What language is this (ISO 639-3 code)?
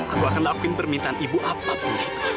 ind